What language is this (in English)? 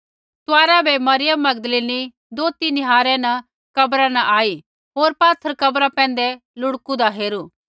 Kullu Pahari